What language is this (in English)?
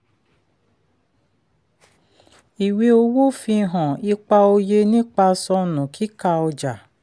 Yoruba